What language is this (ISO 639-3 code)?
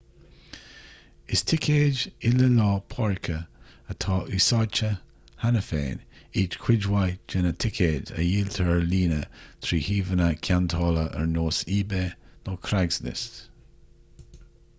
gle